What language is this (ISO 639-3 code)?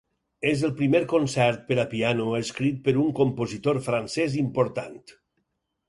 cat